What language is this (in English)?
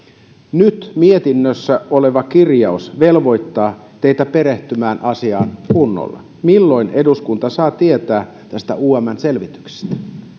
Finnish